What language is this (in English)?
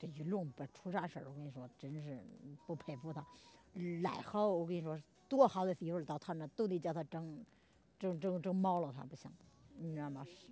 Chinese